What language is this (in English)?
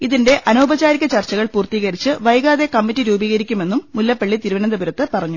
Malayalam